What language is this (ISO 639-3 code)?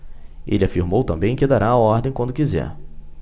por